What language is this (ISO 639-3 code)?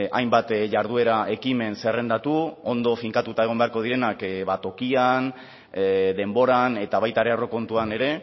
eus